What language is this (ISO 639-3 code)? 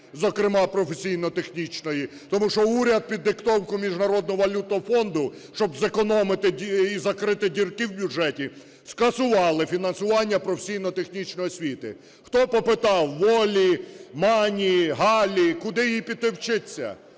ukr